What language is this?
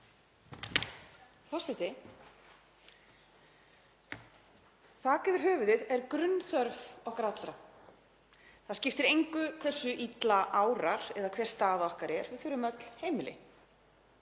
Icelandic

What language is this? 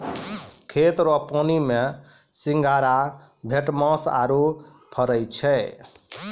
Maithili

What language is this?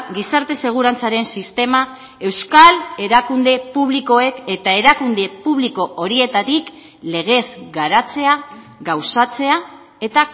Basque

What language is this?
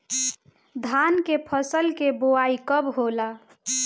Bhojpuri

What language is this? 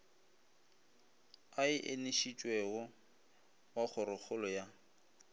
Northern Sotho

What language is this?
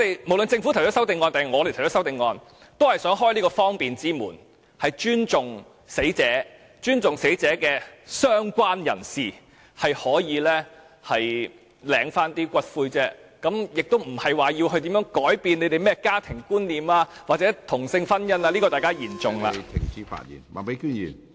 Cantonese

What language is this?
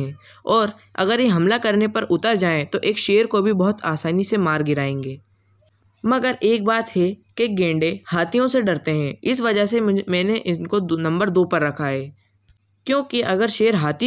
Hindi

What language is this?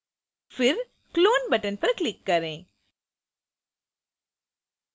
Hindi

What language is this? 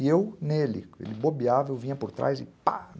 Portuguese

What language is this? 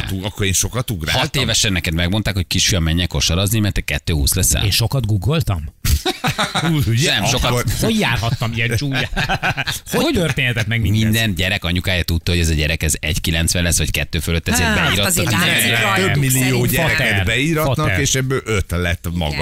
Hungarian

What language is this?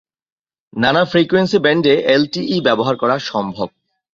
Bangla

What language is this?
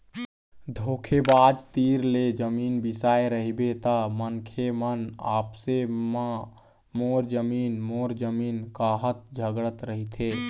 Chhattisgarhi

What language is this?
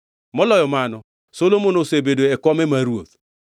Luo (Kenya and Tanzania)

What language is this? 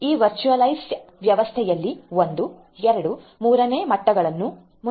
Kannada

